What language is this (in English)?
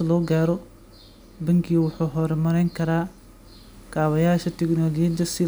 Somali